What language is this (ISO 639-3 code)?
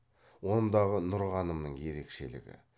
kaz